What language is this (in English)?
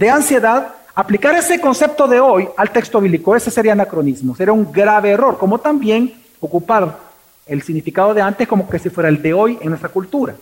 Spanish